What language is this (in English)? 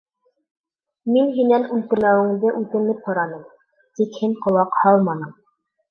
Bashkir